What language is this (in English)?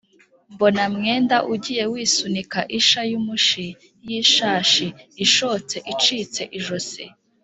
Kinyarwanda